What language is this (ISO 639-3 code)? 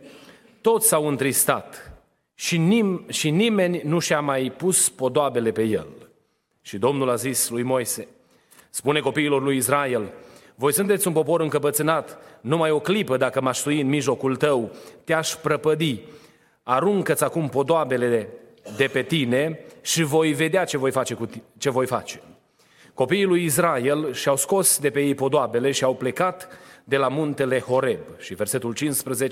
ron